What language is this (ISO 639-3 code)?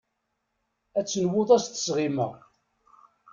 kab